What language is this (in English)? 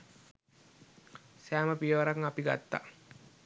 Sinhala